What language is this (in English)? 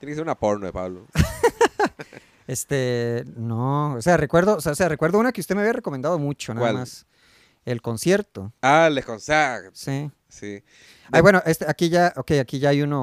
Spanish